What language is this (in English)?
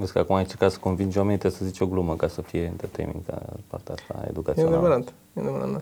Romanian